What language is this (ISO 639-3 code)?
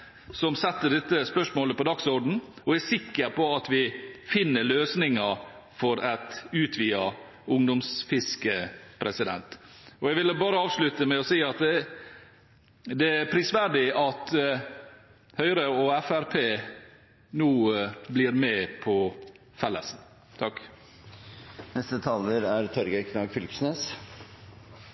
nor